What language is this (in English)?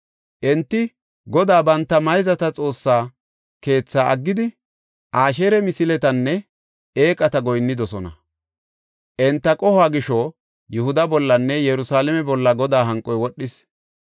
Gofa